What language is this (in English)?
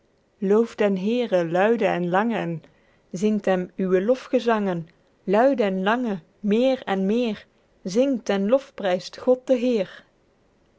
Dutch